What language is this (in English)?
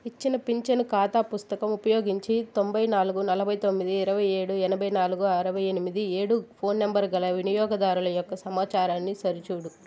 Telugu